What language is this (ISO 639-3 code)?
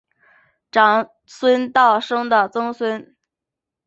zho